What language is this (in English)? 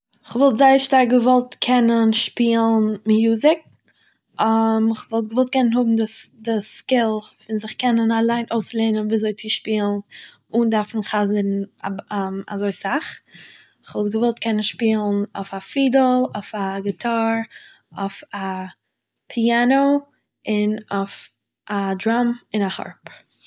Yiddish